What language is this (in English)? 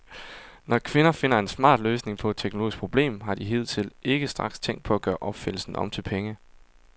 Danish